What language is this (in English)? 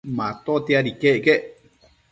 Matsés